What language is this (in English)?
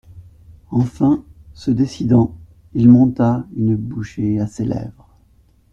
French